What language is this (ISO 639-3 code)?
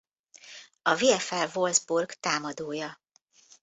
hun